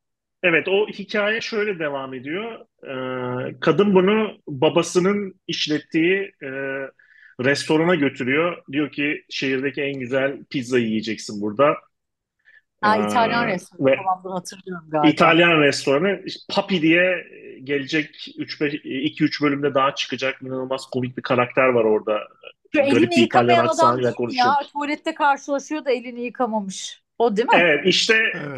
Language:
Turkish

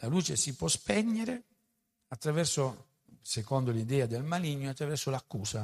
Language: Italian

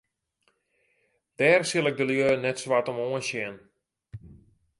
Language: Western Frisian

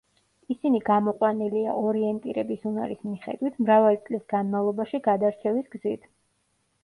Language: Georgian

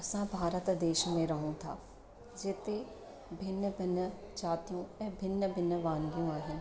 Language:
Sindhi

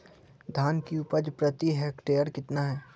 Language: Magahi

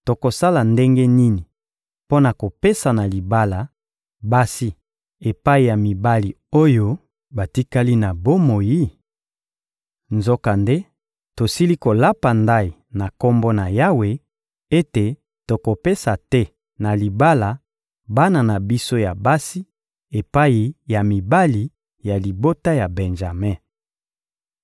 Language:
Lingala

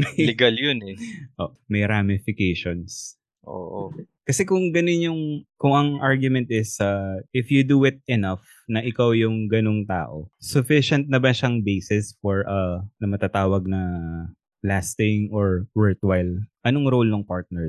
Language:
Filipino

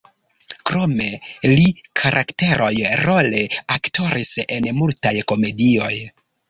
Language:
Esperanto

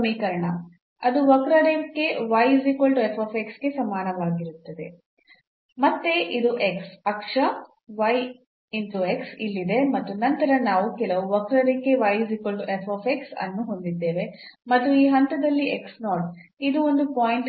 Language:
Kannada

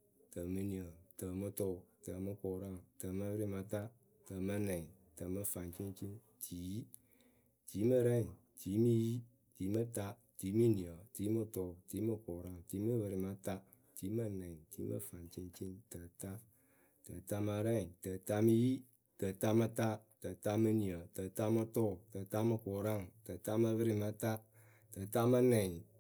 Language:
Akebu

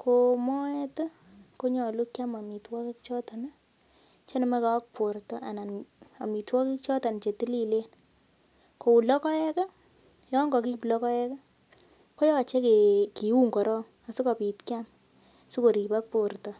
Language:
Kalenjin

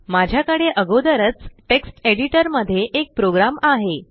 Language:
Marathi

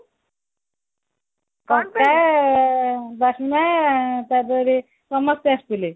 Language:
Odia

